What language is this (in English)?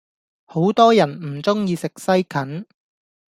Cantonese